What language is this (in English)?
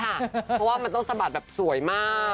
Thai